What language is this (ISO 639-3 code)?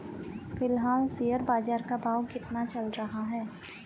hin